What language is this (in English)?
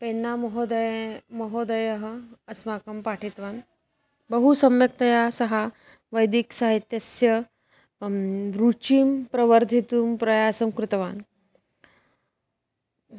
Sanskrit